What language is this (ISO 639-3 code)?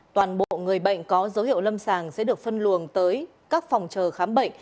vie